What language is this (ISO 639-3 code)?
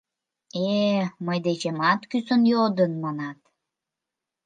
chm